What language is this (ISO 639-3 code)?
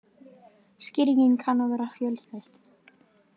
isl